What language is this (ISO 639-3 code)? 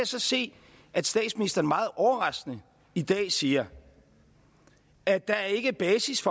dan